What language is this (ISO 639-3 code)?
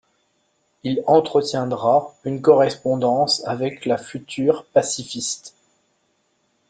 fra